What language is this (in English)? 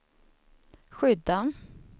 Swedish